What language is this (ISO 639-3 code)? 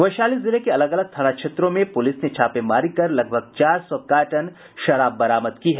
hin